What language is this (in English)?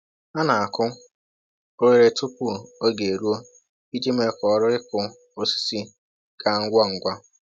Igbo